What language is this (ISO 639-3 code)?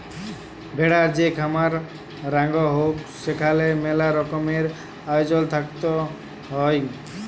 ben